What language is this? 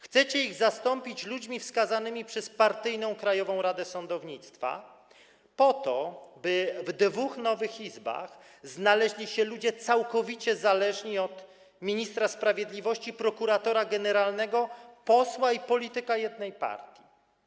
Polish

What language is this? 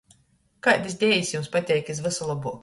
Latgalian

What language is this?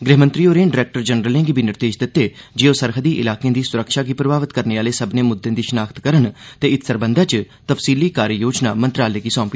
Dogri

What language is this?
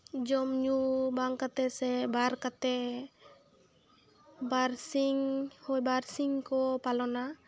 Santali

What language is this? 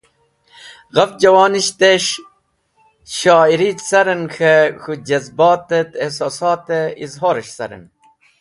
Wakhi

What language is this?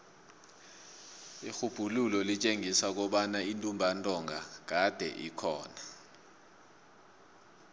South Ndebele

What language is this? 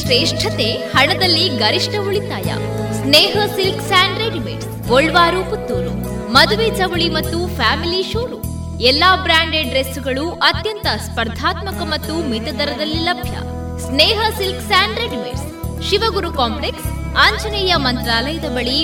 Kannada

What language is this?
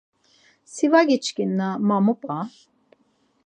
Laz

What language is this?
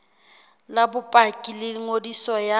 Southern Sotho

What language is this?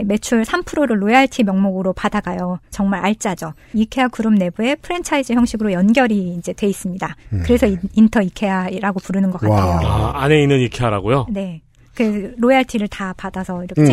Korean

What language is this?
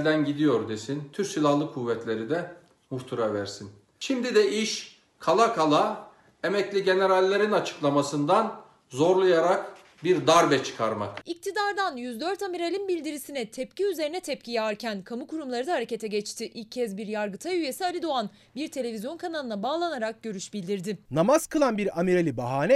Turkish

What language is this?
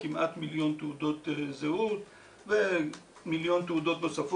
Hebrew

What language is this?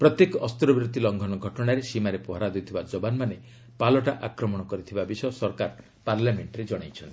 Odia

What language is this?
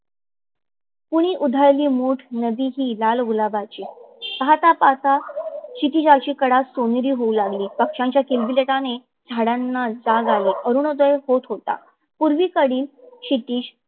Marathi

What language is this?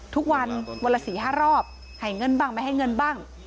Thai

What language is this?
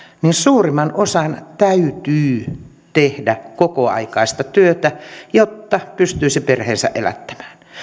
Finnish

